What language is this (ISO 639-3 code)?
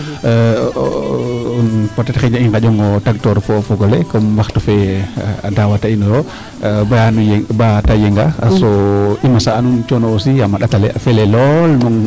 srr